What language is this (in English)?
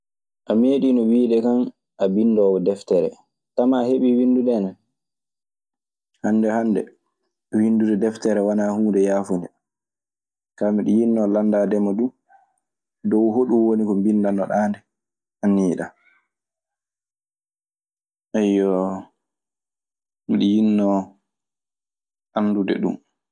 Maasina Fulfulde